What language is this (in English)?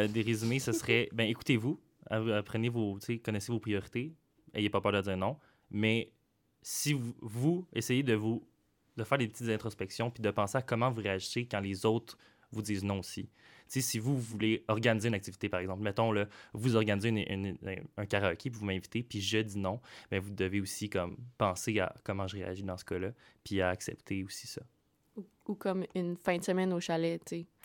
French